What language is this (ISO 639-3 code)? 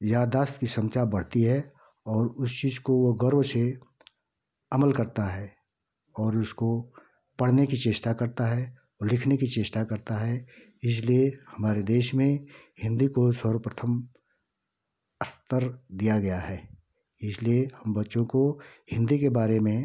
hin